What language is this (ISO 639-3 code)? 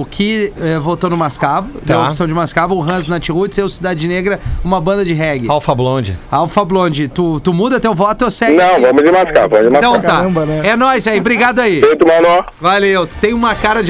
por